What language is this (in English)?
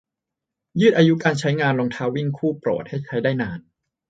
Thai